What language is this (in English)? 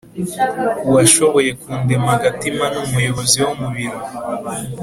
Kinyarwanda